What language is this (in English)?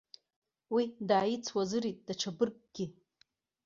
Abkhazian